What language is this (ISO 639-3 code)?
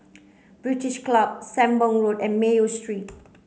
eng